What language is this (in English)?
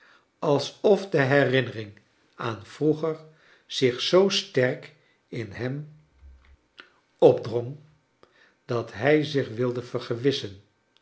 Dutch